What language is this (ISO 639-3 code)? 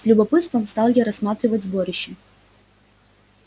rus